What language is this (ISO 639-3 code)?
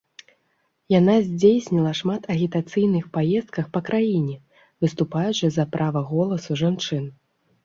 bel